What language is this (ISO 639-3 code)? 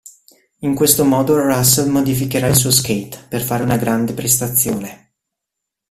ita